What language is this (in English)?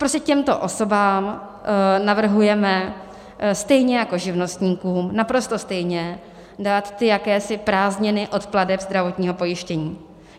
Czech